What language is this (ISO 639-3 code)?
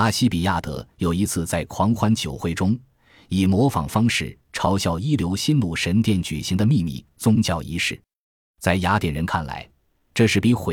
zho